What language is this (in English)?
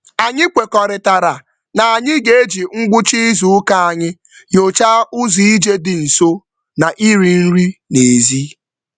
Igbo